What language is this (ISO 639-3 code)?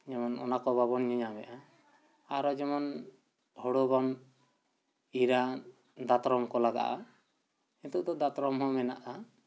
sat